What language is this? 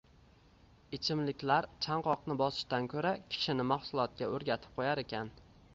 Uzbek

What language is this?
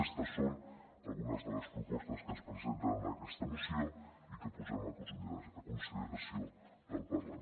Catalan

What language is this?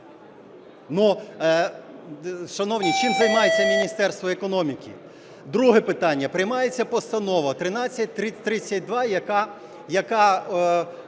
Ukrainian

